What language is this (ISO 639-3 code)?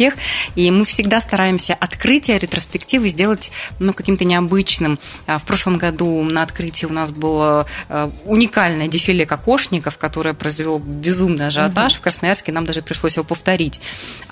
rus